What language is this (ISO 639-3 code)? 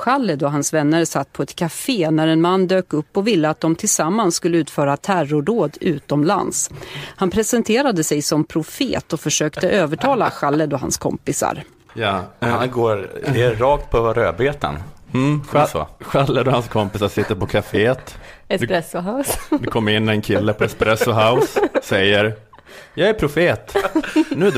swe